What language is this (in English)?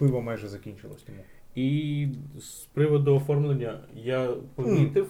Ukrainian